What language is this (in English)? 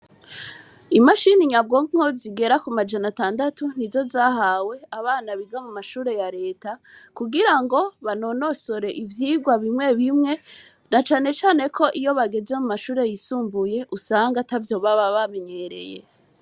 Rundi